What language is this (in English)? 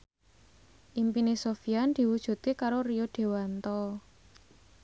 Javanese